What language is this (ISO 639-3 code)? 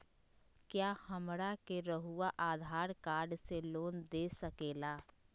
mag